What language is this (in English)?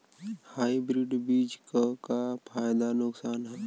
Bhojpuri